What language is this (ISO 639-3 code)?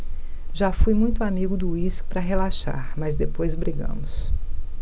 por